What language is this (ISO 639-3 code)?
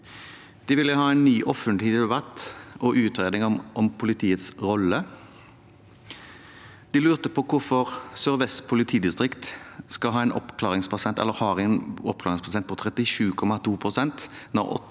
nor